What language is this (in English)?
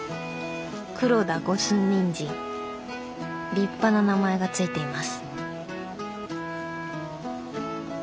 Japanese